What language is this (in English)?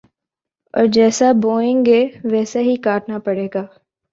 Urdu